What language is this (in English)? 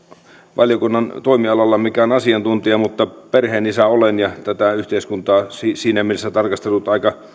Finnish